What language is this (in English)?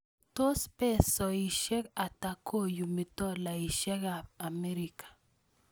Kalenjin